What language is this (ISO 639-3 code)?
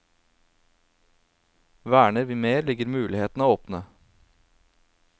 nor